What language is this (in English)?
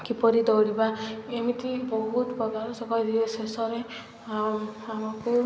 Odia